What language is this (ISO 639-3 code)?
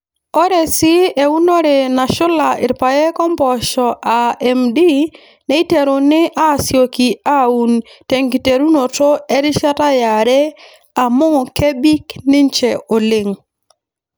mas